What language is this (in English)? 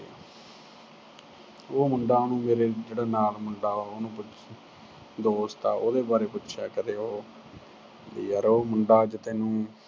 Punjabi